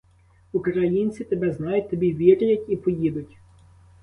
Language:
Ukrainian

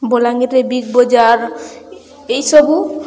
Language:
Odia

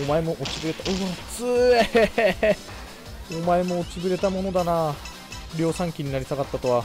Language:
Japanese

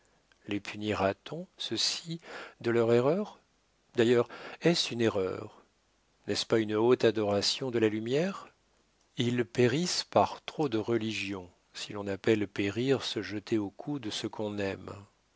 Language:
French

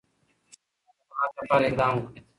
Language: Pashto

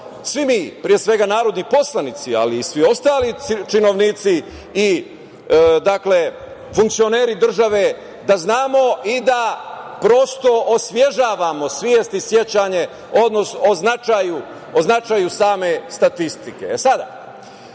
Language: Serbian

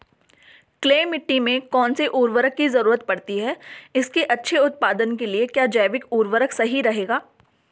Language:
Hindi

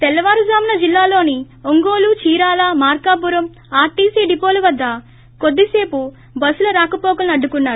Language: Telugu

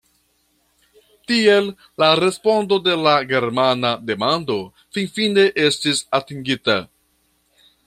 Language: Esperanto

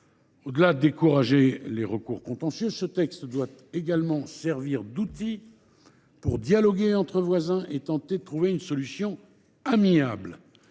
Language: French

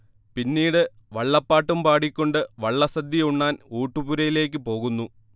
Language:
Malayalam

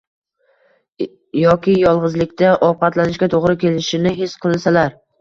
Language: Uzbek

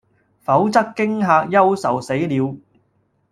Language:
Cantonese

